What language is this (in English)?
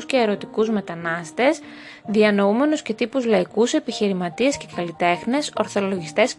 Greek